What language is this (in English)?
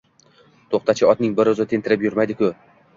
Uzbek